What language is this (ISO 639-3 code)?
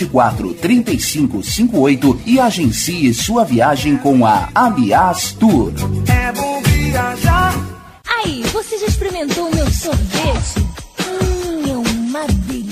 por